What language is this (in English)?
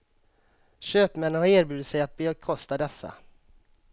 Swedish